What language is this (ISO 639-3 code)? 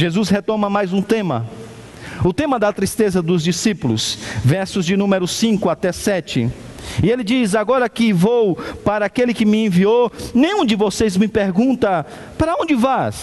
por